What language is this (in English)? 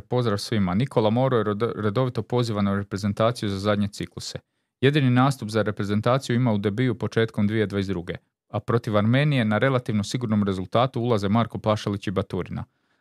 Croatian